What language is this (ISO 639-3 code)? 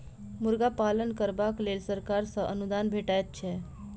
mai